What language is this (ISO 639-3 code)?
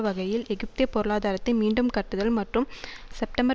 tam